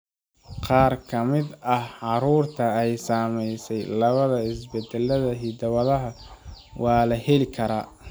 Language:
Somali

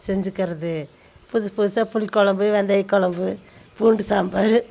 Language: Tamil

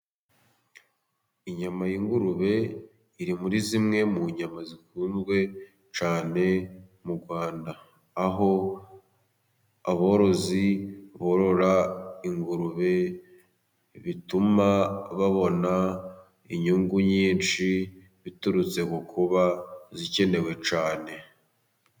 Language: Kinyarwanda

